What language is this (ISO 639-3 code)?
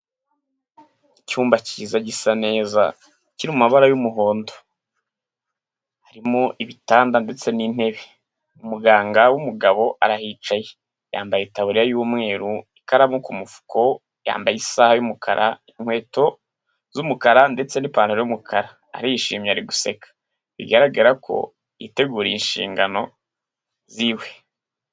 kin